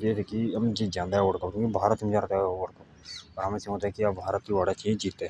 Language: Jaunsari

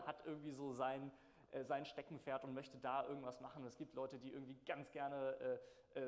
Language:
German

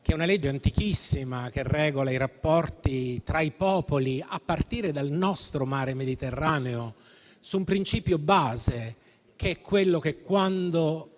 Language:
Italian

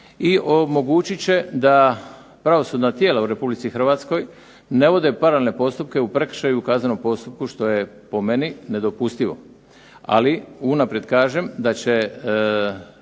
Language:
Croatian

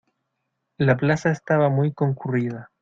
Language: Spanish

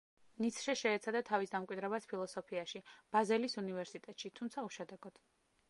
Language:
Georgian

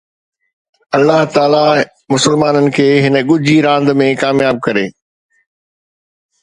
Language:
Sindhi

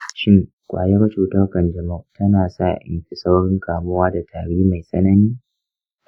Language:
Hausa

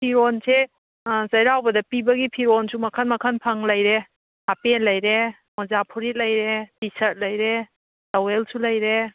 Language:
Manipuri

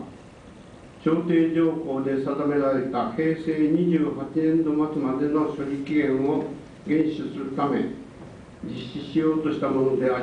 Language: Japanese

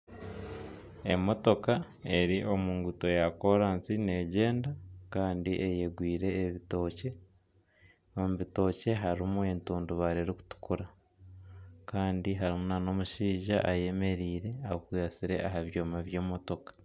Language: Nyankole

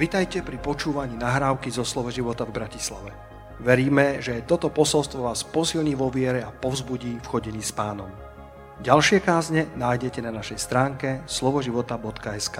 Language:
Slovak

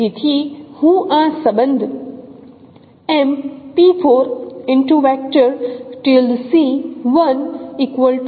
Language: Gujarati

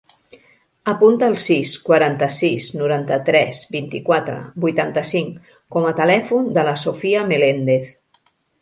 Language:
Catalan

